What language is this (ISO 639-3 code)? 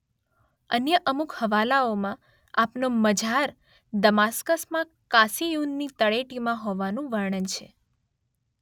guj